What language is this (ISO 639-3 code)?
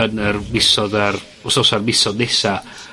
cym